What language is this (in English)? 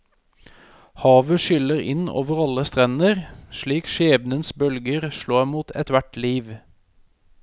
Norwegian